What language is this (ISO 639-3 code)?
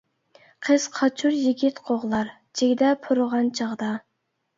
uig